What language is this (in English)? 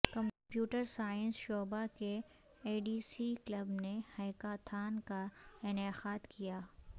Urdu